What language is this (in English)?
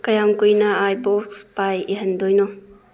Manipuri